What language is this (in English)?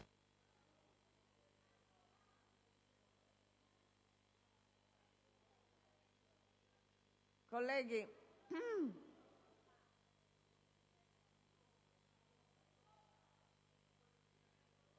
Italian